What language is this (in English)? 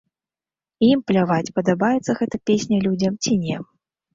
Belarusian